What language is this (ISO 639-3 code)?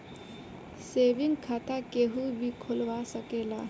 bho